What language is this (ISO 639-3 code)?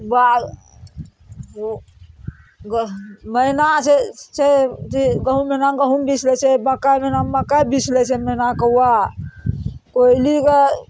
mai